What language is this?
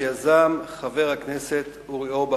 Hebrew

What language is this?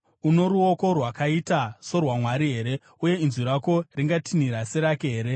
Shona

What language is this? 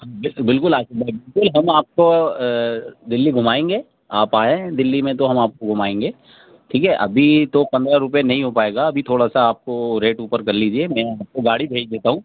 Urdu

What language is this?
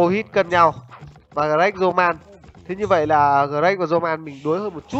Vietnamese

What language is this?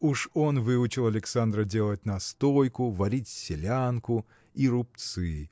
Russian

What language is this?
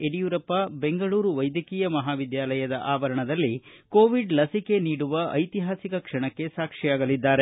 Kannada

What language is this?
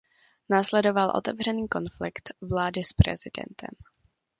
Czech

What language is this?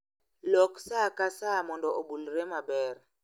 Luo (Kenya and Tanzania)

